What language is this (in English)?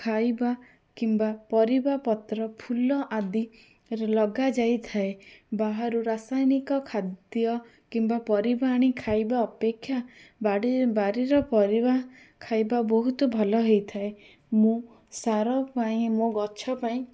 Odia